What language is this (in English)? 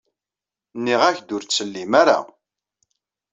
Kabyle